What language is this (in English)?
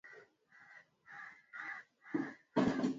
Swahili